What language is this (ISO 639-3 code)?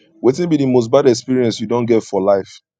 pcm